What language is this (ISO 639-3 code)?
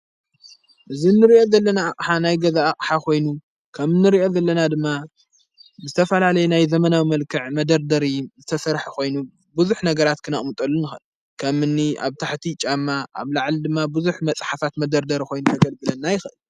tir